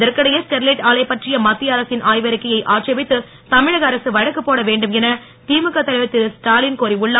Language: Tamil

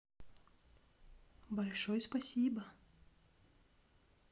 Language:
Russian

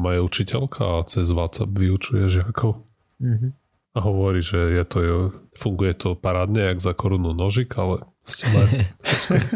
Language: Slovak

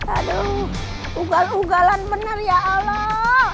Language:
Indonesian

